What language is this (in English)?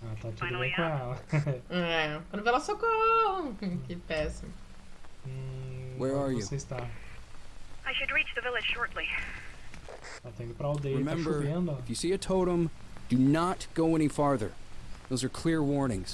Portuguese